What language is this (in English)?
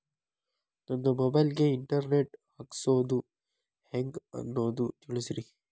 Kannada